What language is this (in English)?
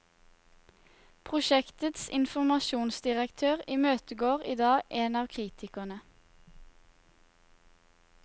Norwegian